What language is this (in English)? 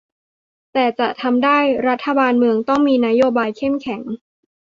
Thai